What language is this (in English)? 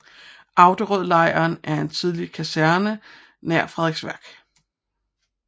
Danish